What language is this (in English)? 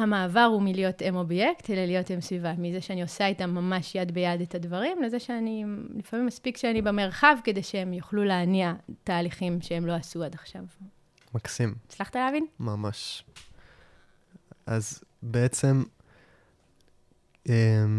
Hebrew